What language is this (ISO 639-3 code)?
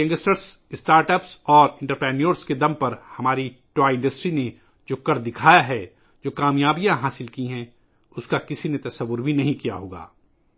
urd